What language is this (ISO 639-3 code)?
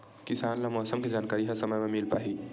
hne